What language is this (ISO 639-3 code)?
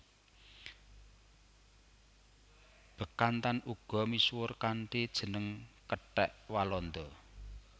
jav